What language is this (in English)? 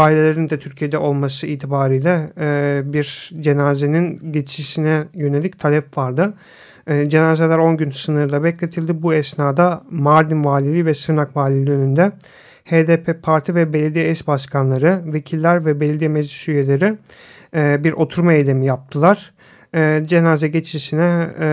Turkish